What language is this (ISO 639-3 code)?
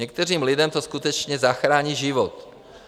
ces